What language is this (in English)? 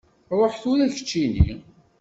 Kabyle